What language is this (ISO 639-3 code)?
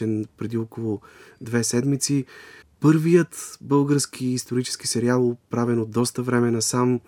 bul